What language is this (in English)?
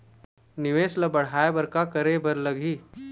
Chhattisgarhi